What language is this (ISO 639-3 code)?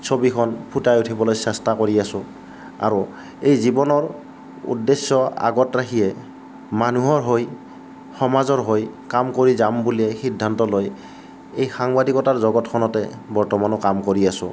asm